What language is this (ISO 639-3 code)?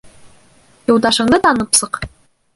bak